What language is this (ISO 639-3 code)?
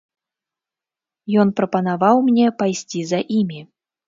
bel